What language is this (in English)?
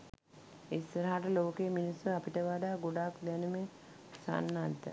Sinhala